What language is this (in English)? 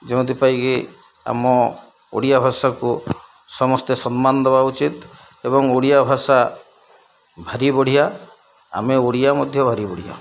Odia